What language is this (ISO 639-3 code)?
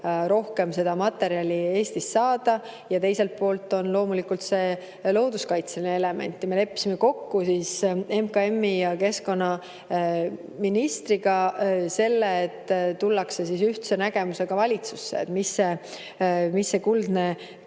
est